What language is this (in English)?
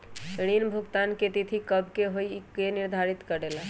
Magahi